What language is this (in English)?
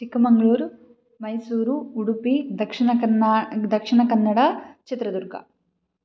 Sanskrit